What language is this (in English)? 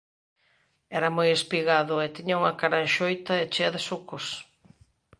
Galician